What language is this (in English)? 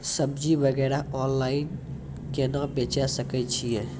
Maithili